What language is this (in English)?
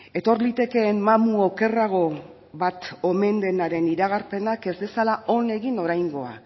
Basque